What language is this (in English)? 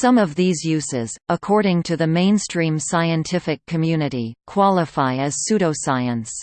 English